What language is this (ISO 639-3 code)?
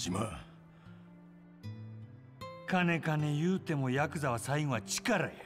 jpn